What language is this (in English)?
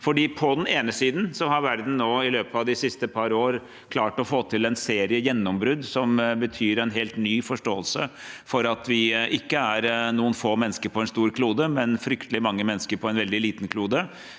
Norwegian